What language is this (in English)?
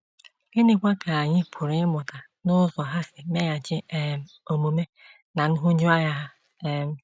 Igbo